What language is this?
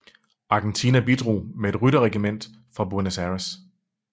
Danish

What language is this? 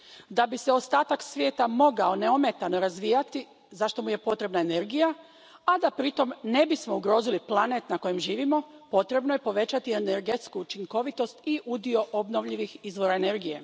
Croatian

